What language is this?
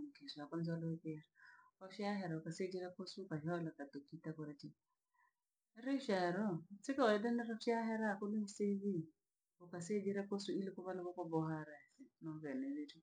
Langi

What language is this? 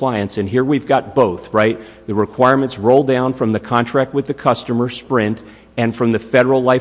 English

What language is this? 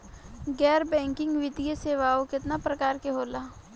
Bhojpuri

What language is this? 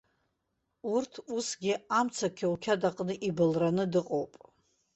Abkhazian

